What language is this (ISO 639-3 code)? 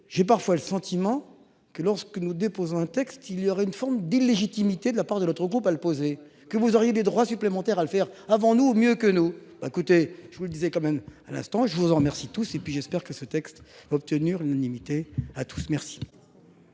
fra